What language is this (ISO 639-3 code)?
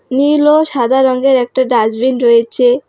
ben